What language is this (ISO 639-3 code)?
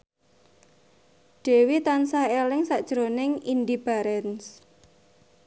jav